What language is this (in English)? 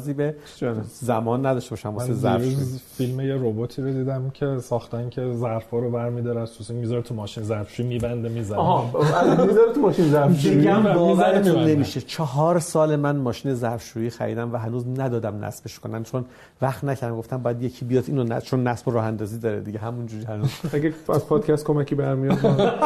Persian